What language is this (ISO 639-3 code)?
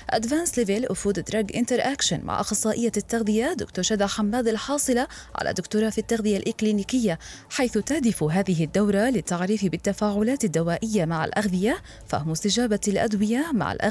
ara